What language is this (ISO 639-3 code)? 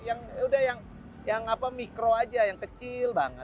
ind